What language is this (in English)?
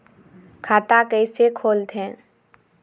Chhattisgarhi